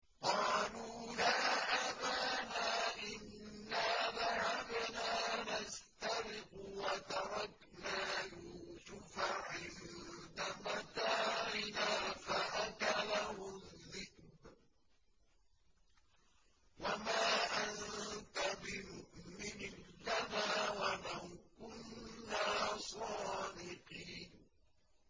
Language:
Arabic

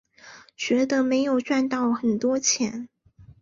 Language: Chinese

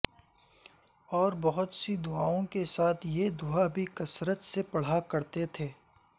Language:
Urdu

